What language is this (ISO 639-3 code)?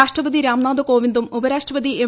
mal